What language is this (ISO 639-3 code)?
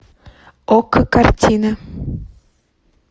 rus